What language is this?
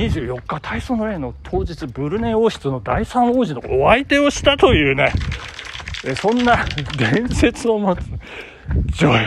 Japanese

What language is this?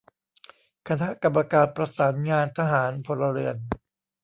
Thai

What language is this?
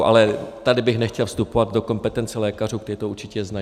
Czech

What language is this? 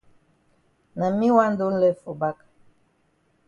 Cameroon Pidgin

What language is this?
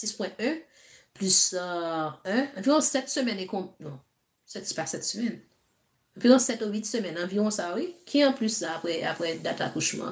French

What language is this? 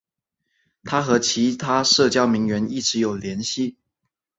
Chinese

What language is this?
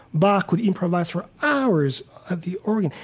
English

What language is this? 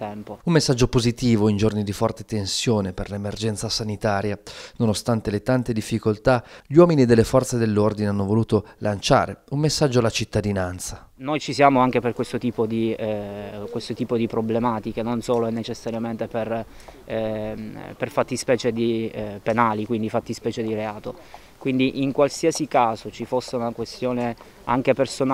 Italian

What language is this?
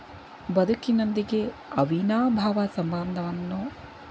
Kannada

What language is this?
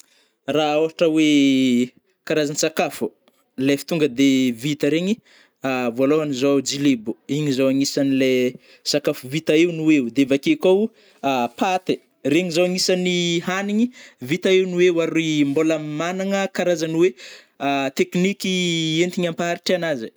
Northern Betsimisaraka Malagasy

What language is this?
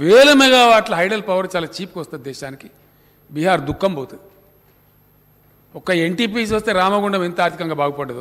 Hindi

